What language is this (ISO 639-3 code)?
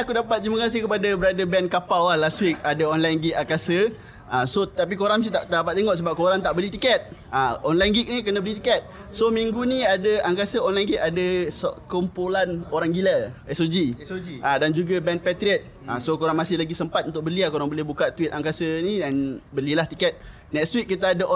msa